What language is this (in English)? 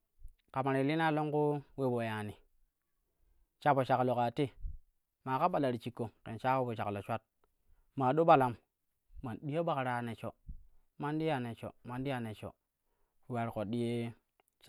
Kushi